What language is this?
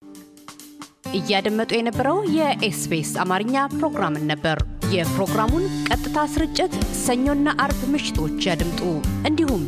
Amharic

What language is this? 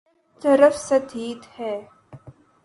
Urdu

